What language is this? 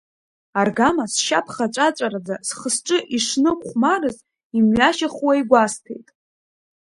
Abkhazian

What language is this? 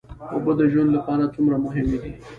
Pashto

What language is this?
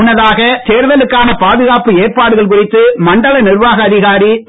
Tamil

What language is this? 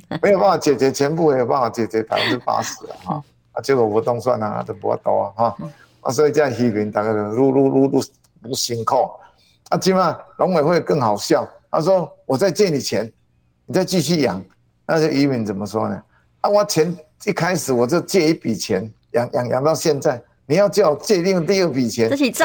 Chinese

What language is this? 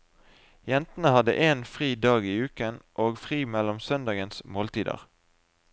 Norwegian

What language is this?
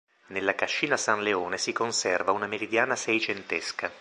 Italian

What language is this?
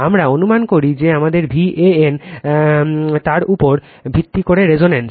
Bangla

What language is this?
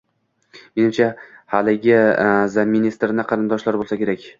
Uzbek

